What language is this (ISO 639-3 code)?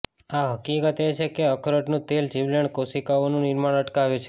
guj